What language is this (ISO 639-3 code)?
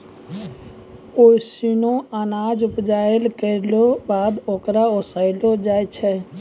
mai